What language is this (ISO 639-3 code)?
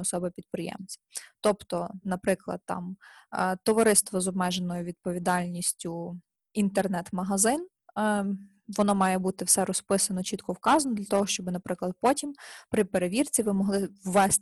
ukr